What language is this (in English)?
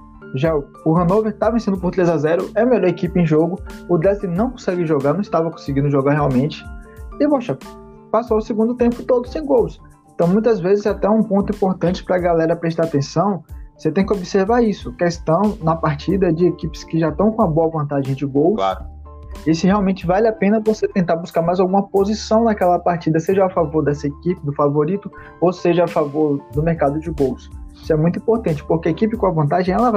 Portuguese